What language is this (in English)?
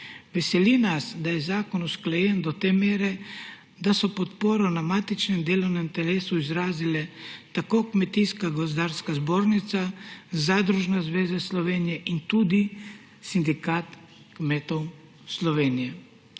Slovenian